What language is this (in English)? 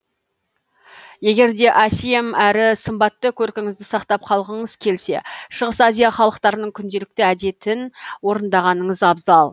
Kazakh